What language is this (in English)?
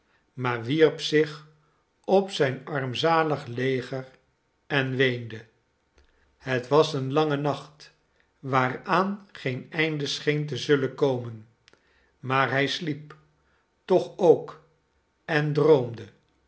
Dutch